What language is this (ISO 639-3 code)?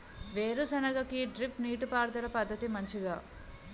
tel